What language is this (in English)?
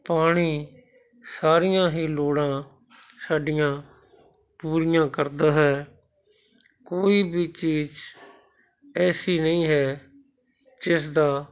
Punjabi